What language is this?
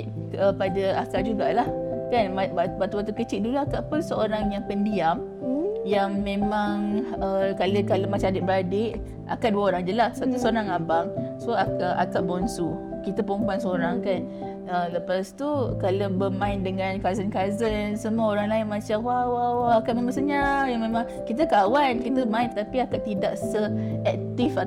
Malay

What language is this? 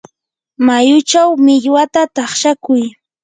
Yanahuanca Pasco Quechua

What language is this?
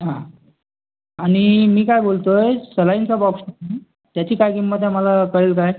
Marathi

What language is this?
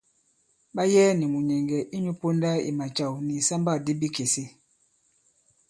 Bankon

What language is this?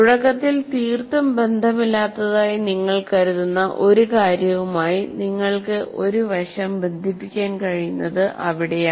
Malayalam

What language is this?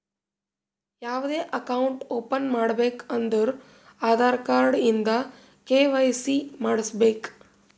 Kannada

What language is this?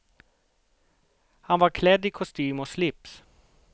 Swedish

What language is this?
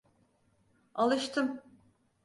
Turkish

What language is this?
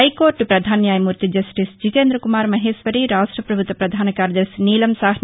Telugu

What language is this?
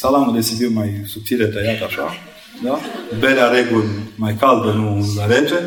Romanian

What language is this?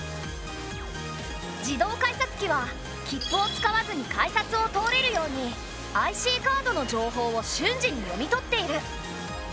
Japanese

